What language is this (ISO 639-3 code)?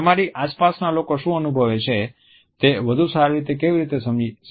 guj